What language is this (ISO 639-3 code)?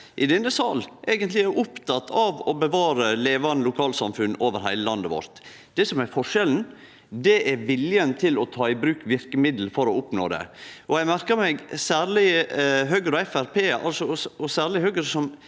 nor